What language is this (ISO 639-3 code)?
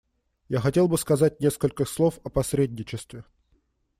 rus